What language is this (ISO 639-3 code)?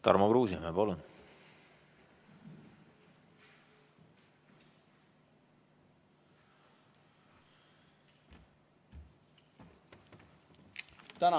est